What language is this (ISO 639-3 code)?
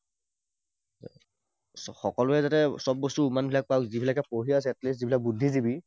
asm